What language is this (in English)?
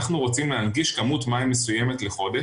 Hebrew